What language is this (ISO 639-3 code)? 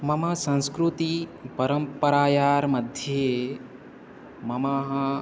san